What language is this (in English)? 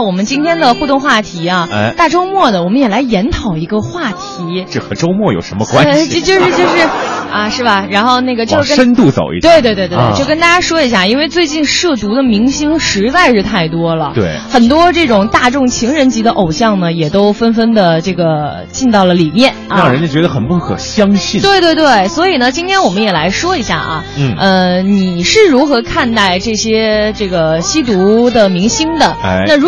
Chinese